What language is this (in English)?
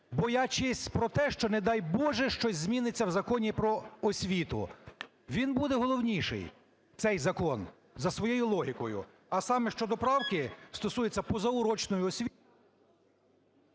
Ukrainian